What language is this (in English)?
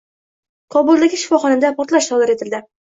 Uzbek